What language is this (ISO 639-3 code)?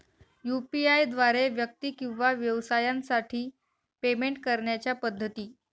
mar